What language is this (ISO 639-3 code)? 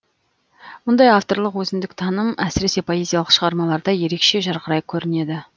kaz